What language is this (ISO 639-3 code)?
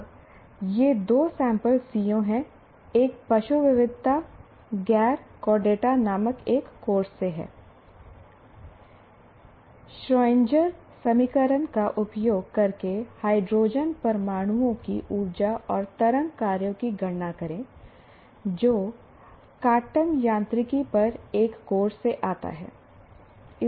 hin